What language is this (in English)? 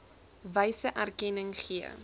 Afrikaans